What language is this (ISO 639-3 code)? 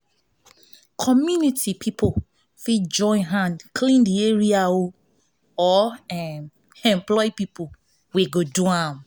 pcm